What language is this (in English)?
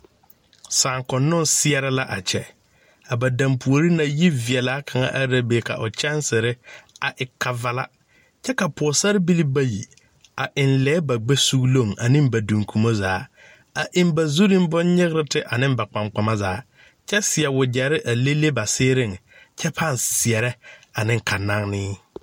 Southern Dagaare